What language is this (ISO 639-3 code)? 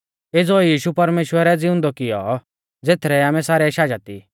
bfz